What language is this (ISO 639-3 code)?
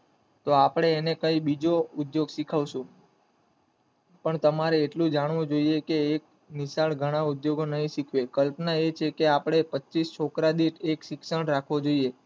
guj